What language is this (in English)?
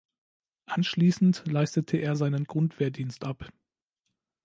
German